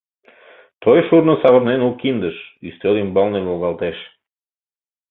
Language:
Mari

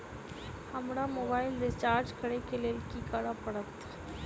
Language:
Maithili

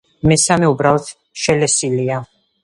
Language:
Georgian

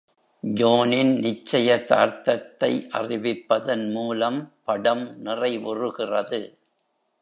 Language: Tamil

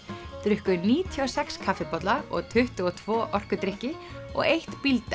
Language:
Icelandic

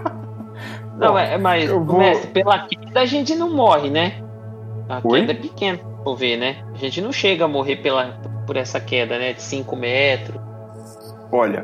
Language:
Portuguese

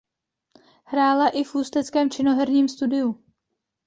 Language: Czech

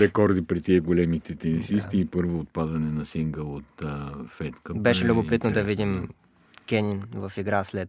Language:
Bulgarian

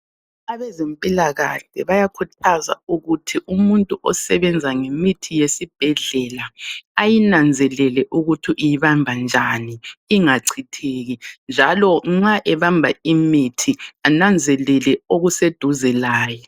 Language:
North Ndebele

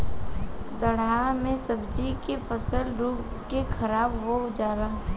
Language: Bhojpuri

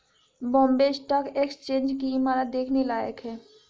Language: Hindi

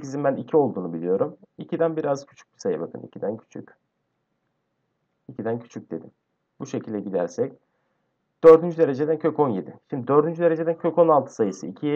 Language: Turkish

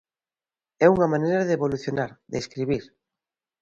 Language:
Galician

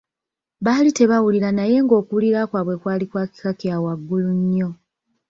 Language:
Ganda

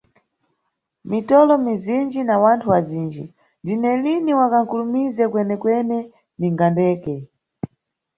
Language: Nyungwe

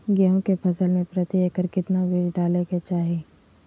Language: Magahi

